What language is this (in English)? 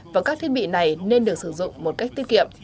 Vietnamese